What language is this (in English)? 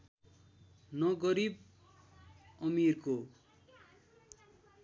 Nepali